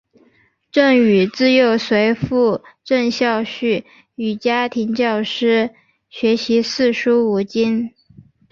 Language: Chinese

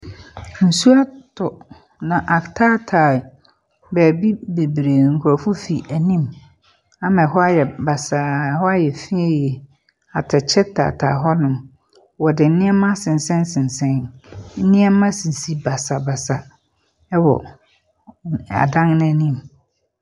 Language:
Akan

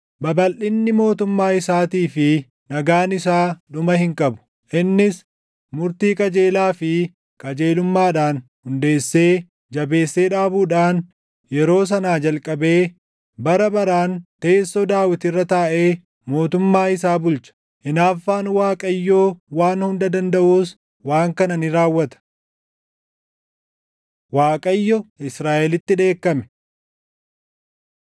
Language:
Oromo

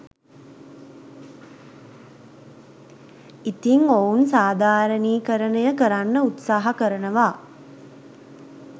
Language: Sinhala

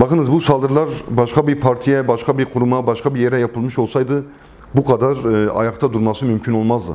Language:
Turkish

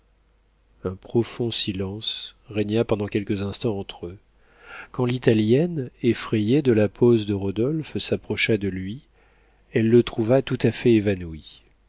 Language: French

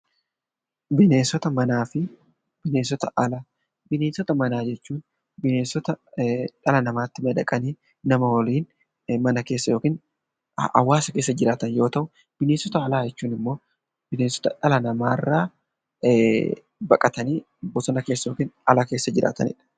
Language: Oromo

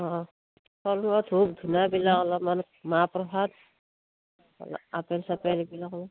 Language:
Assamese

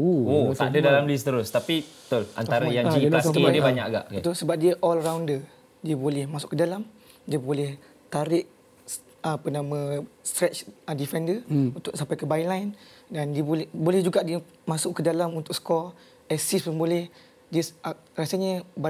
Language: Malay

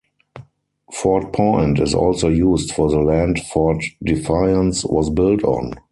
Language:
English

